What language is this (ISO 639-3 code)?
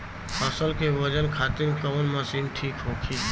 bho